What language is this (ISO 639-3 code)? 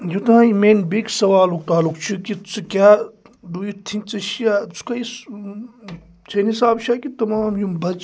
kas